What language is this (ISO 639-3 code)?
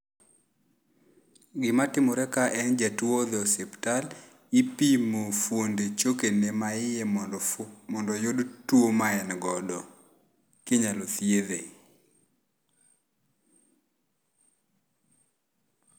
luo